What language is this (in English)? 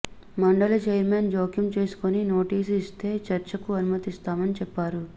Telugu